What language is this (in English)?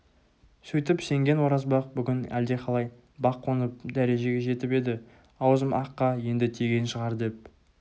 Kazakh